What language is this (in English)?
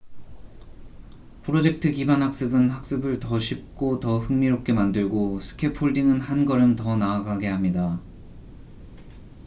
Korean